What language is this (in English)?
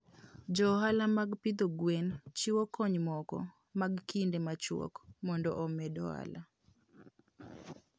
Luo (Kenya and Tanzania)